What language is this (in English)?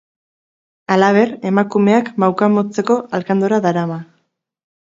Basque